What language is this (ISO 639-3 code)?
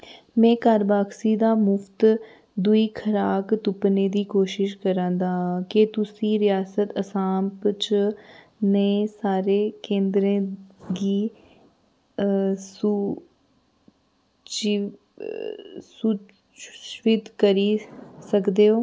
doi